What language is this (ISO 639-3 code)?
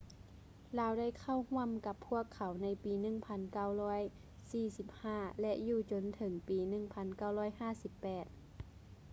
lao